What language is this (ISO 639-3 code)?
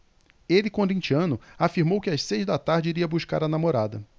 por